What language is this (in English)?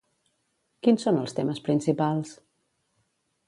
Catalan